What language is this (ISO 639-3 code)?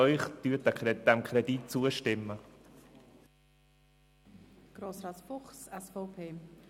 gsw